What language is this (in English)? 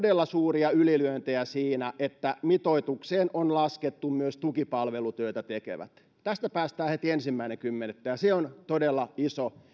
Finnish